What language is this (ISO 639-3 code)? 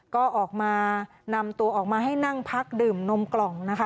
tha